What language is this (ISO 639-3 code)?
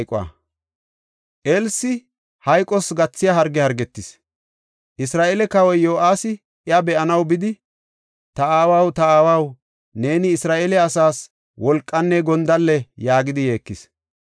gof